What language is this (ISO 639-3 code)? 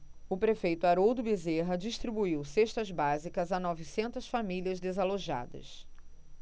por